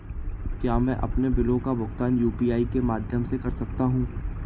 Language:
Hindi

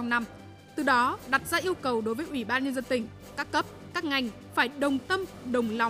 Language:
Vietnamese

